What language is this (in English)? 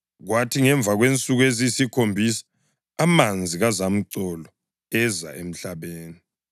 North Ndebele